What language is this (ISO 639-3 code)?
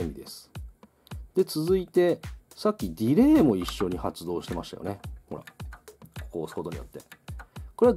jpn